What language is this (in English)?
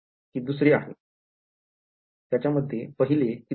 Marathi